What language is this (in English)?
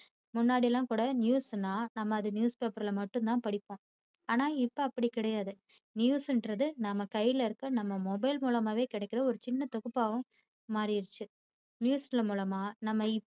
Tamil